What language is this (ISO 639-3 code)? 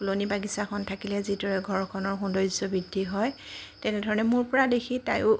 asm